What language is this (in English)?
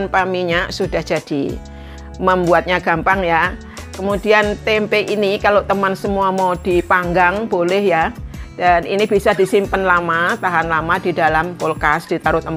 Indonesian